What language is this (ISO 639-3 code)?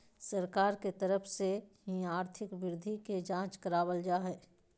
mag